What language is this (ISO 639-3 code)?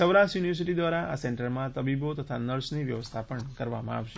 guj